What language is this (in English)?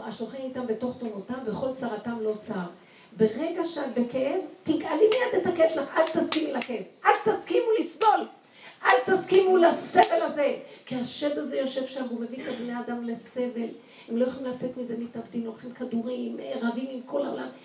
Hebrew